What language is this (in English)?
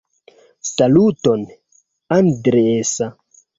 Esperanto